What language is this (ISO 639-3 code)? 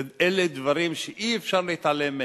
heb